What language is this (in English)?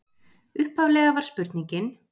Icelandic